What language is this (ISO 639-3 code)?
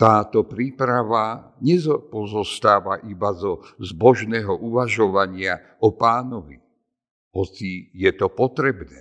slk